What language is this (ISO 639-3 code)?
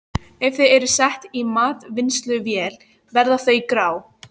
isl